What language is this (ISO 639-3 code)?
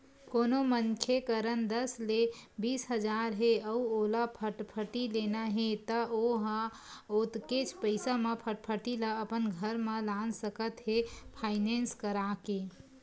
hne